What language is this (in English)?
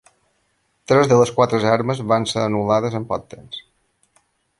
Catalan